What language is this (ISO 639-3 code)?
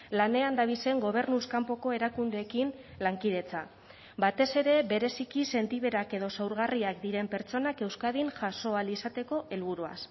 eus